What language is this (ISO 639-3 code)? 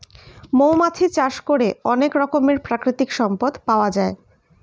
ben